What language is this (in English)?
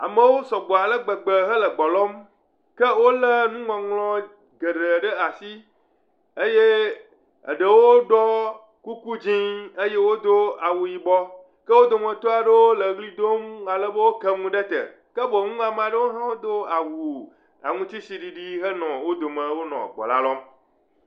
Ewe